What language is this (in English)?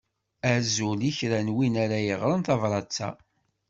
Kabyle